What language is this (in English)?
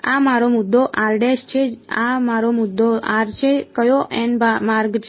Gujarati